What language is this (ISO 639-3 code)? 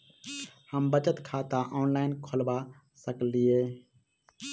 mai